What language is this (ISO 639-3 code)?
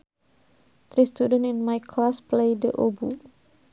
sun